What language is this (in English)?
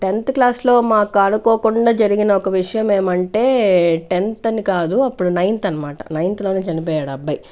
Telugu